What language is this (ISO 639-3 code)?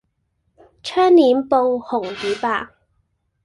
yue